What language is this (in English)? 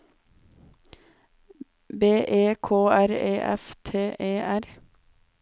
Norwegian